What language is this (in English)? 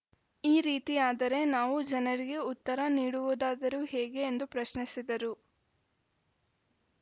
Kannada